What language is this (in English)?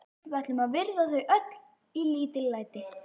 Icelandic